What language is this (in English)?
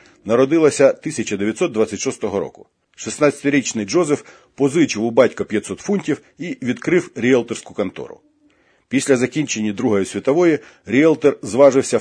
Ukrainian